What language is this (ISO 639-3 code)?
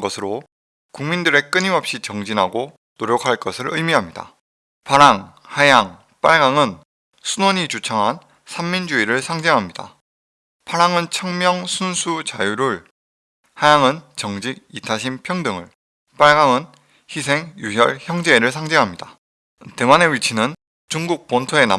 kor